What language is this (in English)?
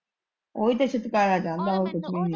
Punjabi